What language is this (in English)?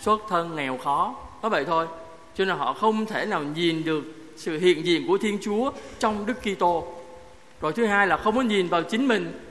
Vietnamese